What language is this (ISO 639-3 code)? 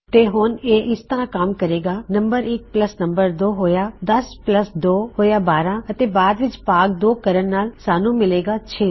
pan